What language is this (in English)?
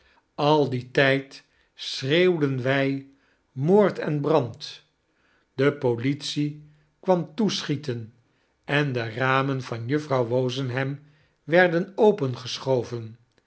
Dutch